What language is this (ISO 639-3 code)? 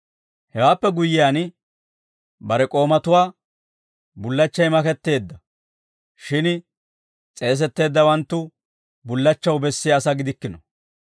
dwr